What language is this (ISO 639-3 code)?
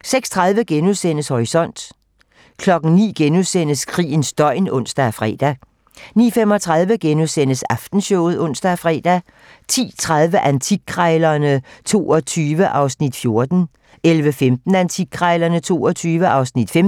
dan